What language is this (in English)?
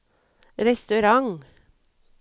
Norwegian